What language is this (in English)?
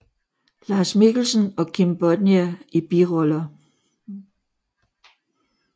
Danish